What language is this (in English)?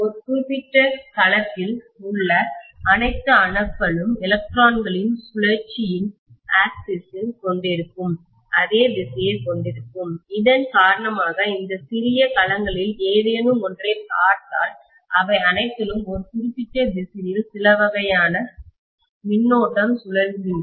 Tamil